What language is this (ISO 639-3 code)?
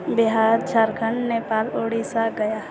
mai